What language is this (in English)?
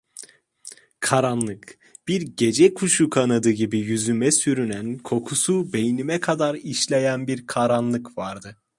Turkish